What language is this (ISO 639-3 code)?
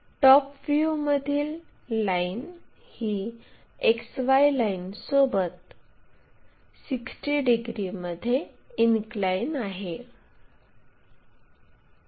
mar